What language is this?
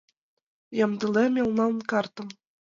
Mari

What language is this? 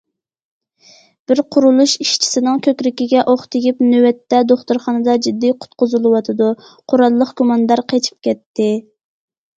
Uyghur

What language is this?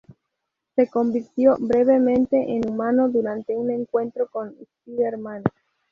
Spanish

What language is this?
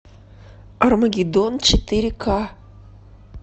Russian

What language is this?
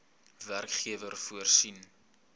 Afrikaans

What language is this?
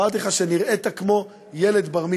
Hebrew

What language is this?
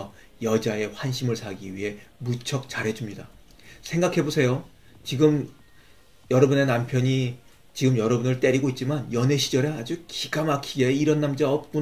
Korean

